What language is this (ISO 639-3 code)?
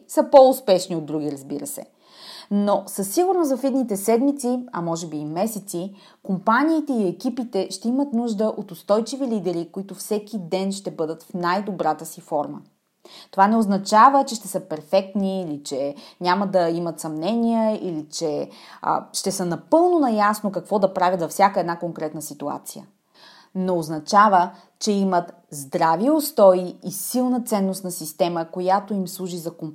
bul